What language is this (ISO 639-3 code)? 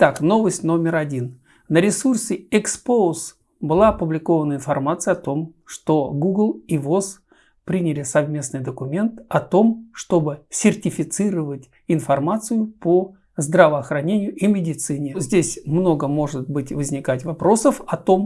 rus